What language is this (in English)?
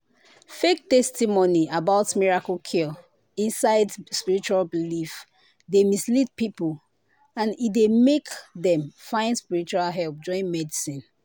Nigerian Pidgin